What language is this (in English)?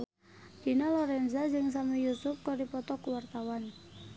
Sundanese